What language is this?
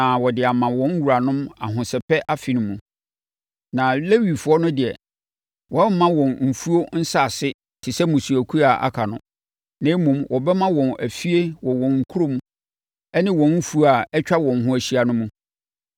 Akan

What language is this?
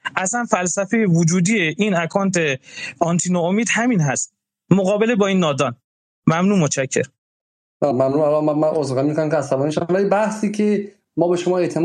Persian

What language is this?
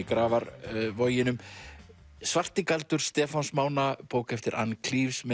Icelandic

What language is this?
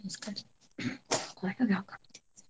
Kannada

